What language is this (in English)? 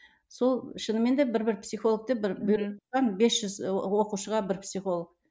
Kazakh